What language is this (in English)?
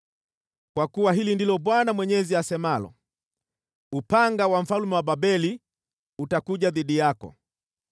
Swahili